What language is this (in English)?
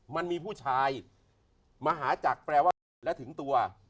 Thai